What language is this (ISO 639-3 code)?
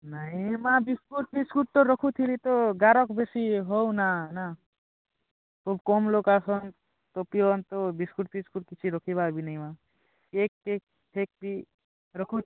ori